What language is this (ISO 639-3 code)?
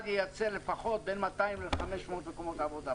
heb